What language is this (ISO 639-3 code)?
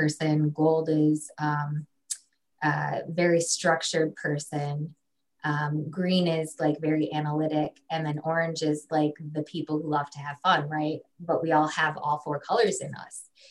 eng